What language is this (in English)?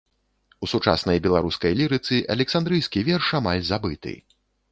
Belarusian